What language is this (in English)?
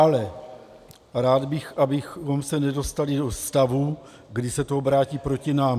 Czech